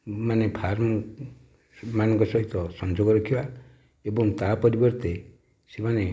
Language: Odia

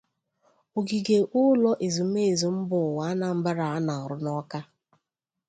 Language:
Igbo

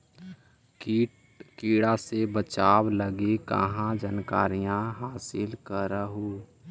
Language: Magahi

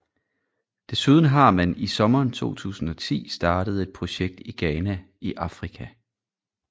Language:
Danish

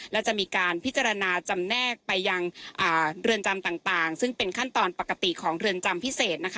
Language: Thai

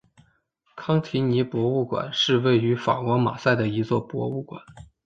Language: Chinese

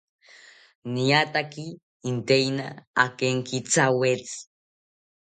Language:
South Ucayali Ashéninka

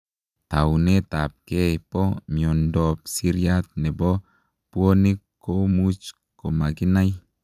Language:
Kalenjin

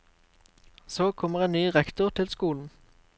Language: Norwegian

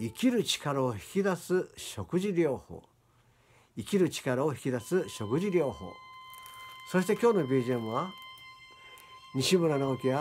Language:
Japanese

